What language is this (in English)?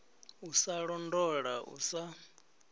Venda